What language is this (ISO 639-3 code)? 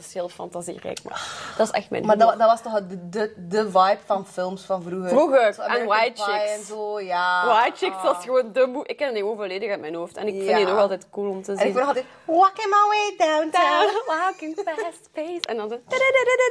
nld